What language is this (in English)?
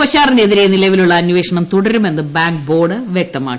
Malayalam